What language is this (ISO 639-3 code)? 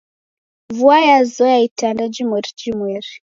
dav